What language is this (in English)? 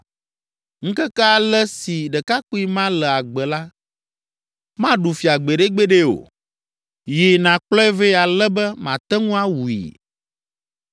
Ewe